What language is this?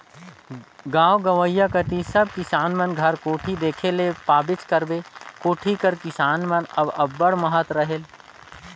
Chhattisgarhi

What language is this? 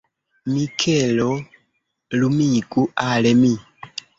Esperanto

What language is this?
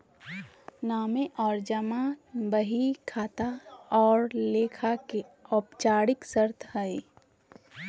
Magahi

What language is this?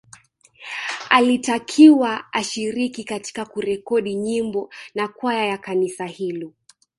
Swahili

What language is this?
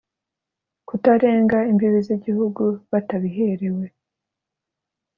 Kinyarwanda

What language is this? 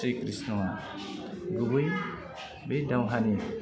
Bodo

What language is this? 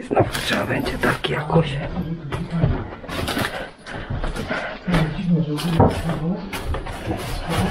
Polish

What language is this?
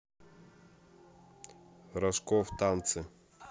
Russian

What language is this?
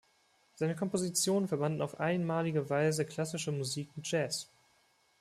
German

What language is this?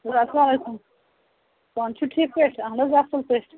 Kashmiri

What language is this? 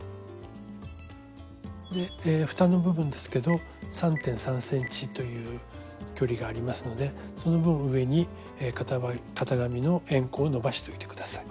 Japanese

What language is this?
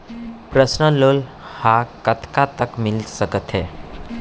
Chhattisgarhi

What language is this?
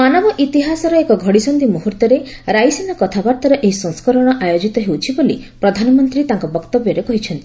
Odia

